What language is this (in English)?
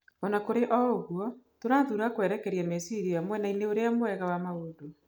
Kikuyu